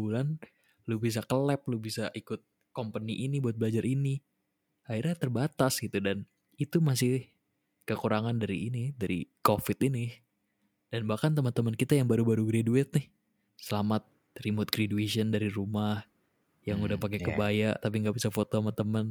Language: Indonesian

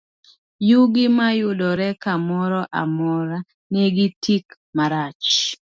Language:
Luo (Kenya and Tanzania)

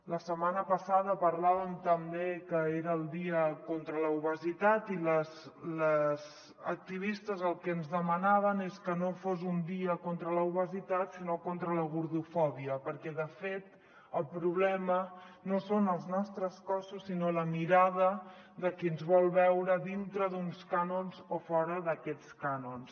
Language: Catalan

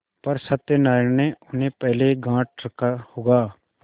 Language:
Hindi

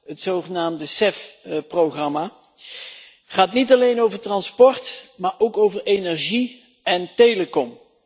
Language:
Dutch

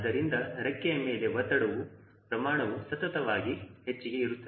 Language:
Kannada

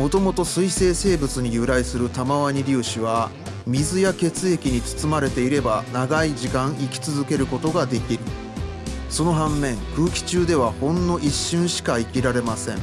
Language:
Japanese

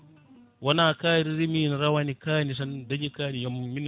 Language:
Fula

